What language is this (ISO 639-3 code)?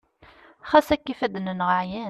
kab